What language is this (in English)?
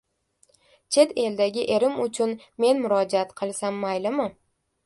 Uzbek